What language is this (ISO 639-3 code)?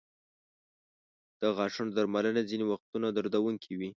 pus